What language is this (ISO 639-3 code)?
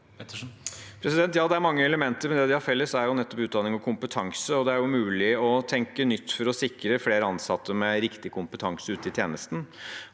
nor